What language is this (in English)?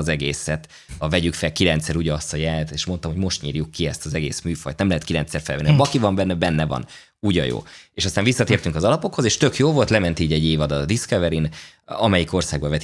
Hungarian